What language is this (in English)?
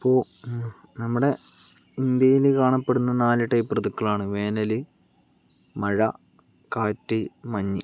Malayalam